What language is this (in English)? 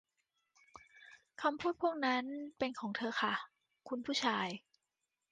Thai